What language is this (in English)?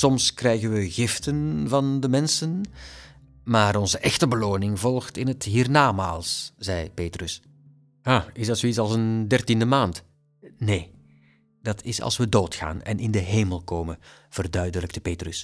Dutch